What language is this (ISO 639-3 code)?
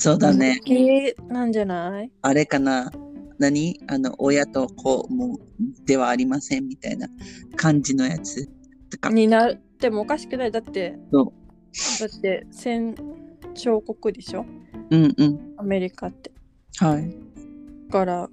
jpn